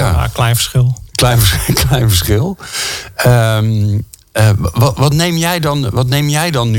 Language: Dutch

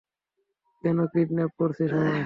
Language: Bangla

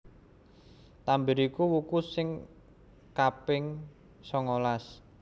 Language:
Javanese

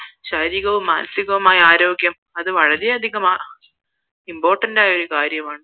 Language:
Malayalam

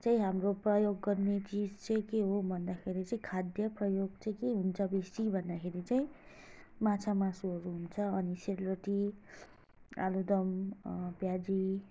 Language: Nepali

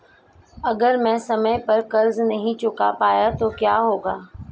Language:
Hindi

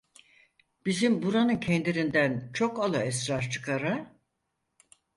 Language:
Turkish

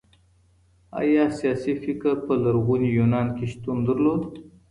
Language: Pashto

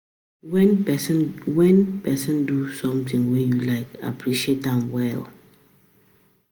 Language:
Nigerian Pidgin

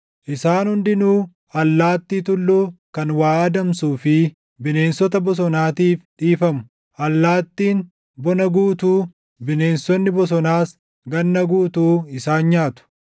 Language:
Oromo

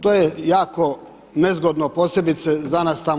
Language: Croatian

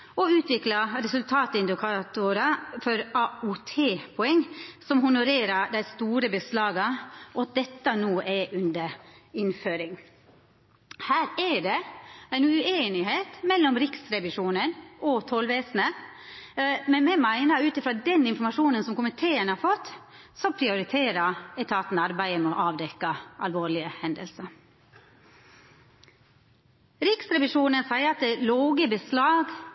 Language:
Norwegian Nynorsk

